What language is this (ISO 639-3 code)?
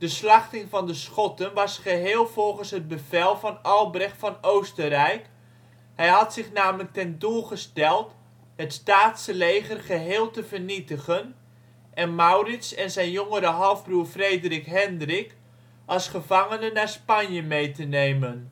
nld